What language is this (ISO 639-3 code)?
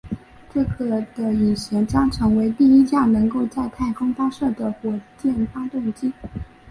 zho